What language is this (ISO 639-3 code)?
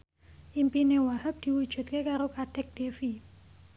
jav